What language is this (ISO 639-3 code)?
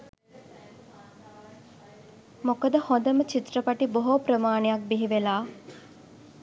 sin